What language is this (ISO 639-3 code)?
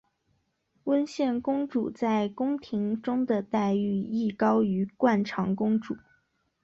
zho